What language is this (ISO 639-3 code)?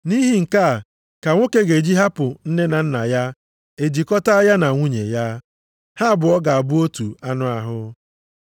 ibo